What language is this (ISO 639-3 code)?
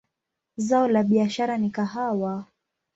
swa